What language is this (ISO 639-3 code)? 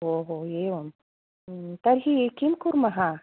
san